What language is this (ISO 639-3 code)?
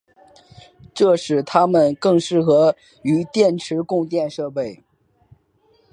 zho